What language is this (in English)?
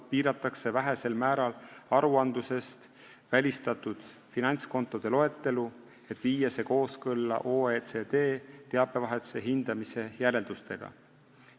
Estonian